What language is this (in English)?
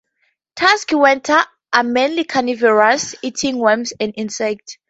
English